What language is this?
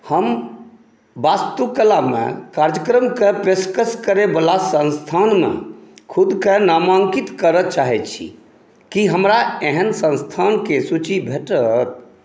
Maithili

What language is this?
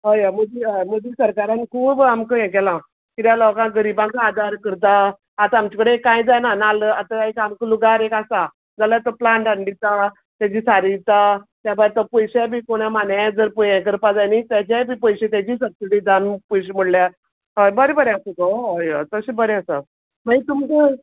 Konkani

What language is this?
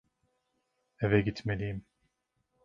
Turkish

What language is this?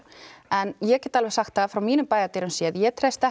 Icelandic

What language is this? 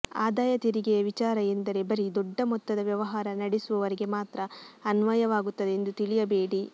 Kannada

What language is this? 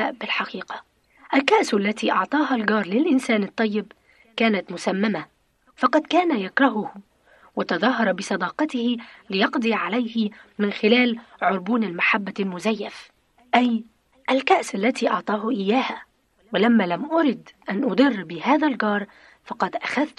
Arabic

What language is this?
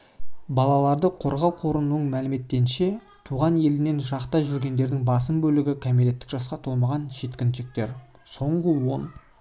Kazakh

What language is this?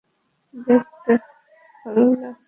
Bangla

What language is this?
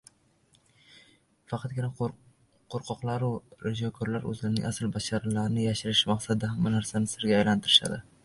Uzbek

